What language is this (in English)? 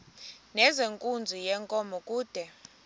Xhosa